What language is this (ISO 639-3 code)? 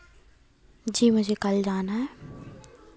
hin